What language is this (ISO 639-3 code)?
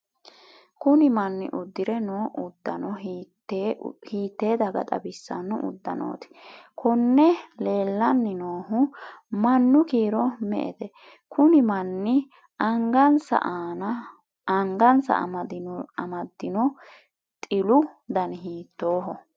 sid